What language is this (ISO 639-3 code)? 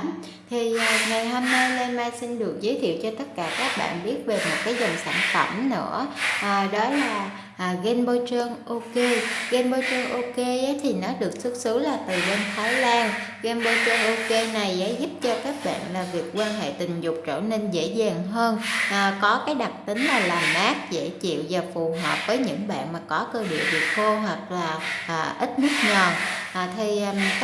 vie